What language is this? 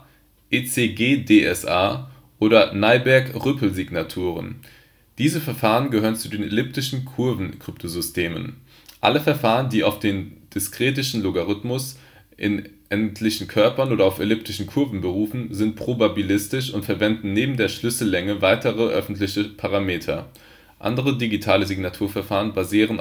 German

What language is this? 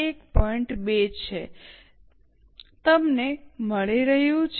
Gujarati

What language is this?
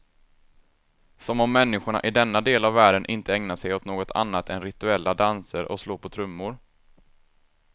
Swedish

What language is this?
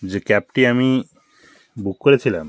Bangla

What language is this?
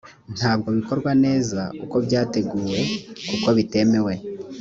Kinyarwanda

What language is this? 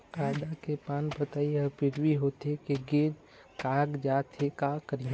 Chhattisgarhi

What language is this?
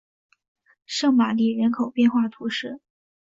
Chinese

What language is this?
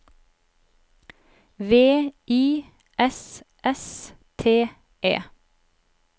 Norwegian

